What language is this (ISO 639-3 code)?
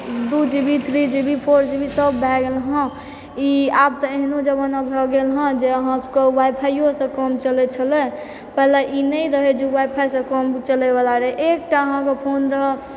mai